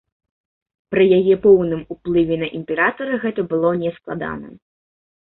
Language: Belarusian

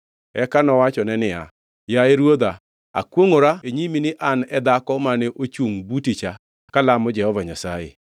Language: Luo (Kenya and Tanzania)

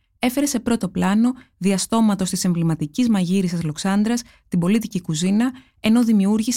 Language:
Greek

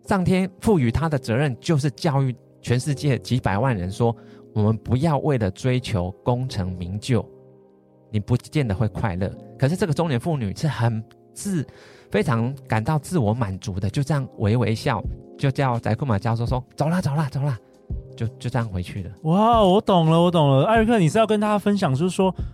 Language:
Chinese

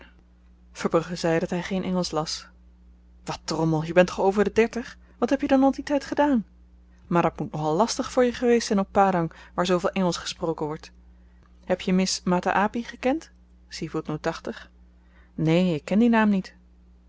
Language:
Dutch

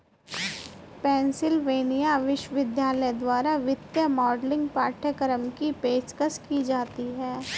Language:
Hindi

